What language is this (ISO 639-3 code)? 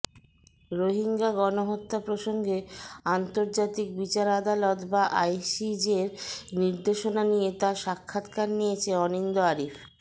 ben